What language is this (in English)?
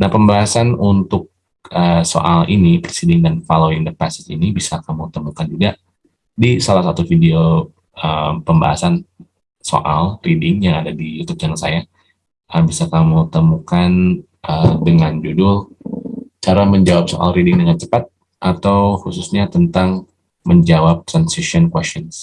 Indonesian